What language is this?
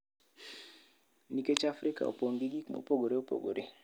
Luo (Kenya and Tanzania)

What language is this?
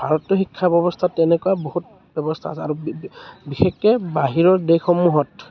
Assamese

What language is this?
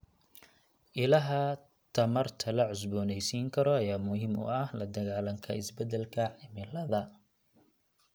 Somali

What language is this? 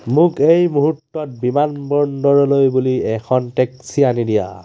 Assamese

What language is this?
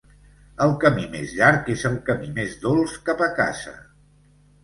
Catalan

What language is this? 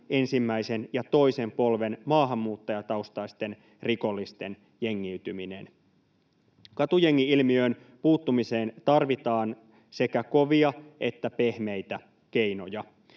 Finnish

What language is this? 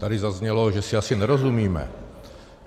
Czech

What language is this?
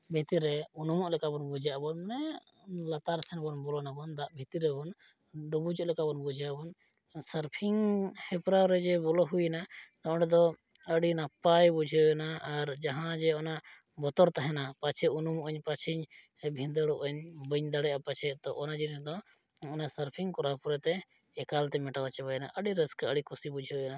Santali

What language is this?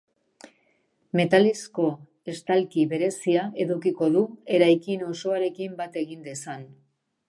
Basque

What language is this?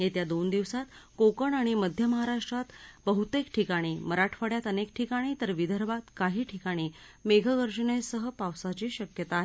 Marathi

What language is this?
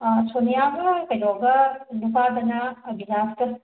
Manipuri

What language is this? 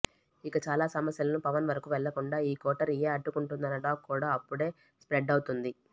Telugu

